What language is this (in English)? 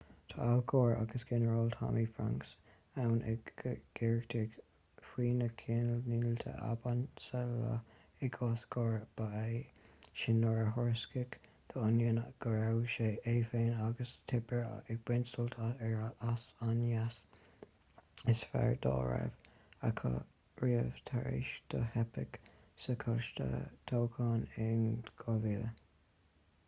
Irish